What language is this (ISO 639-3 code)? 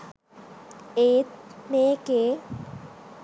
sin